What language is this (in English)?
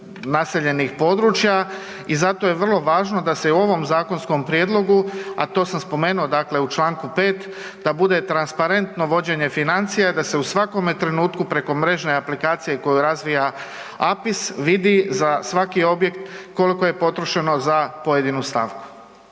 Croatian